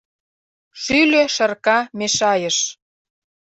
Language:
Mari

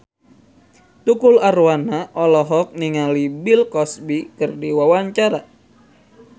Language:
Sundanese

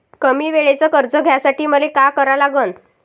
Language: Marathi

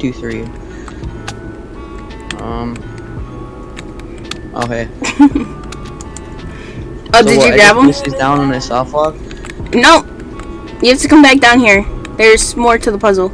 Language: English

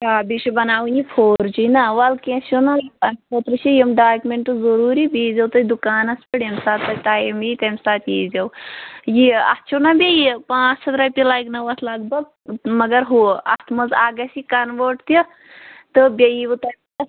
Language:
Kashmiri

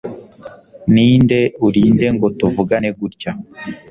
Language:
Kinyarwanda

